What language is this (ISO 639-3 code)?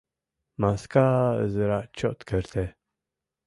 chm